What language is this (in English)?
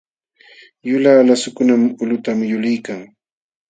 Jauja Wanca Quechua